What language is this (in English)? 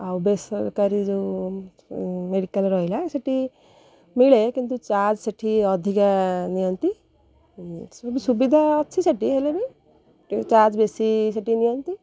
Odia